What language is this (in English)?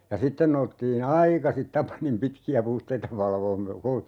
Finnish